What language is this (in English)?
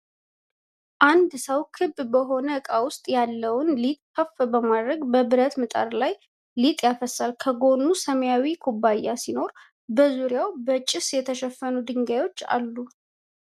Amharic